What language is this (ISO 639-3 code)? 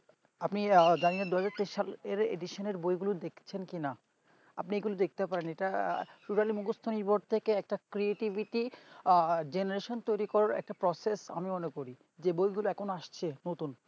ben